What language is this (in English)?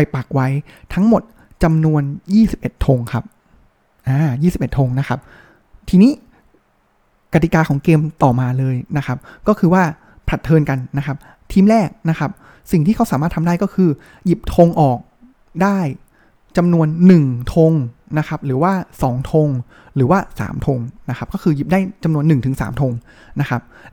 Thai